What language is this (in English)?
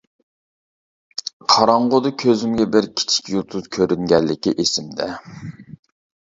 Uyghur